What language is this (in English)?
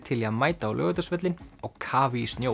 Icelandic